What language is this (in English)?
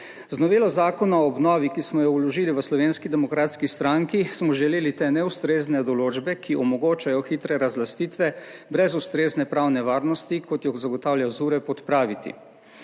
Slovenian